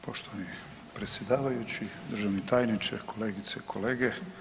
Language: Croatian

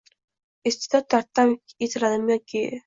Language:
Uzbek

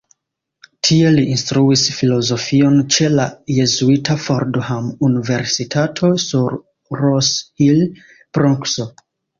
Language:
Esperanto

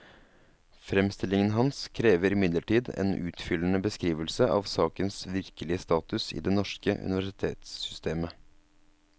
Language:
Norwegian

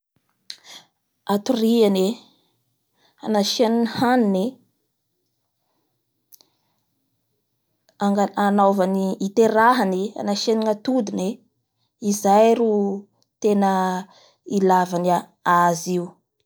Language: Bara Malagasy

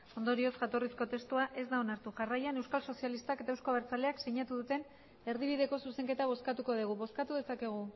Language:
Basque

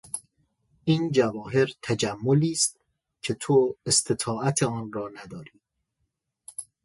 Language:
Persian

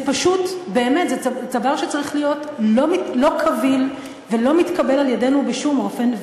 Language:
Hebrew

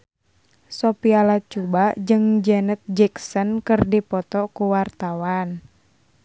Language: Sundanese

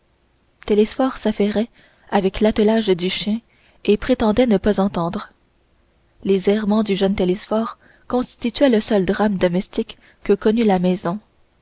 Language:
French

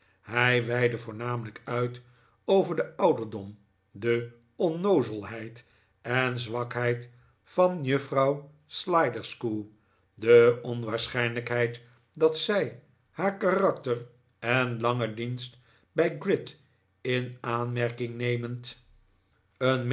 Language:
Dutch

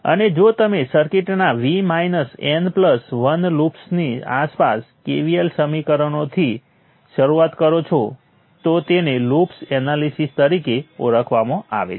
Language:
Gujarati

